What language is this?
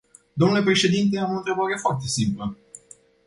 Romanian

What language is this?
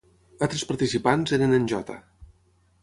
Catalan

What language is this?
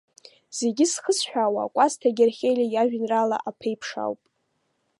Abkhazian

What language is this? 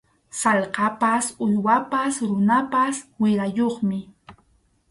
Arequipa-La Unión Quechua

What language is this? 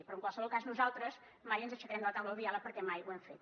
Catalan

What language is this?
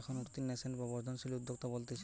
Bangla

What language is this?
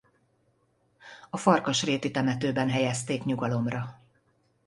Hungarian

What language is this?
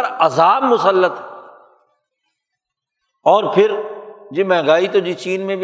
Urdu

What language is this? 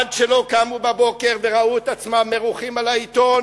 Hebrew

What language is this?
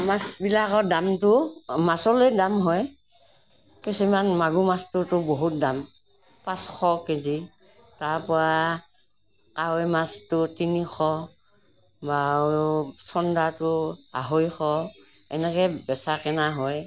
Assamese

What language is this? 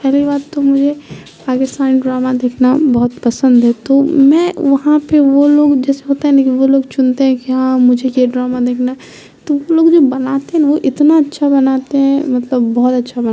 Urdu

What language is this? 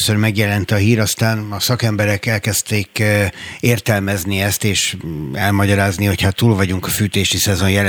Hungarian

